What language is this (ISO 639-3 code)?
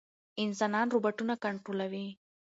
pus